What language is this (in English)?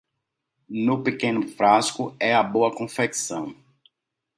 Portuguese